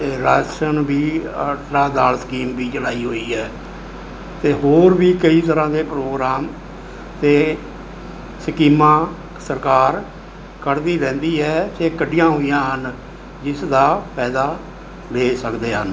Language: Punjabi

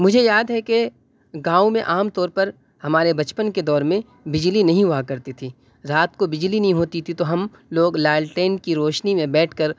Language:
Urdu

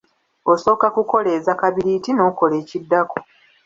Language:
Ganda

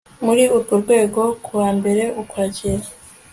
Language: Kinyarwanda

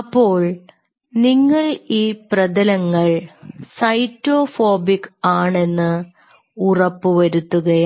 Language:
Malayalam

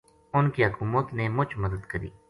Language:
Gujari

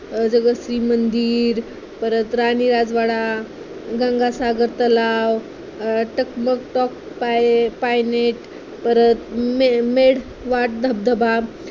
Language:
Marathi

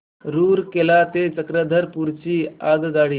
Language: Marathi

